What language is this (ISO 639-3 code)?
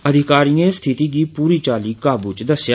doi